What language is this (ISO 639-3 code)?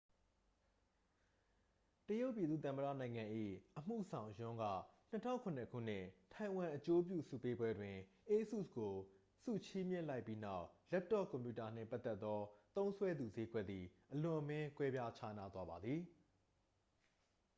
mya